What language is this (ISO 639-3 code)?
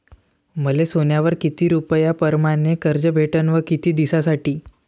mar